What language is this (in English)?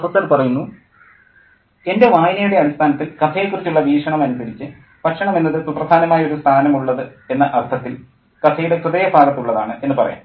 Malayalam